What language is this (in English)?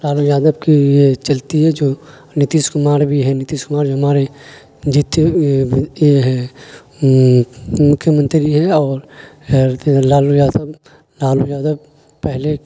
Urdu